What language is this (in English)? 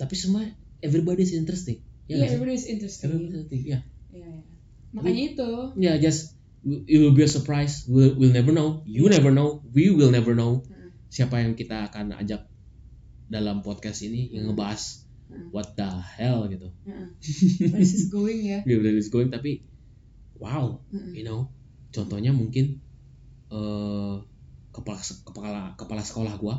Indonesian